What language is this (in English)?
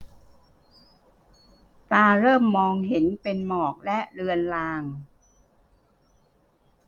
Thai